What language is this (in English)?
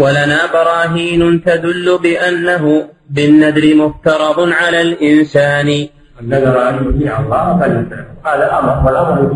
Arabic